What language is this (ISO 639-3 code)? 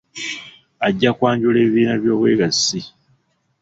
lug